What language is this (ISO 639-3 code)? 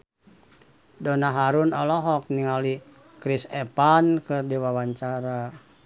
sun